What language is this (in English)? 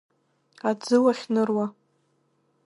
Abkhazian